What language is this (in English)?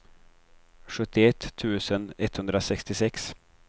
Swedish